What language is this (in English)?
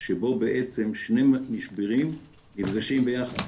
Hebrew